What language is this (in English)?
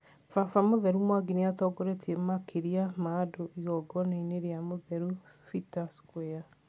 Kikuyu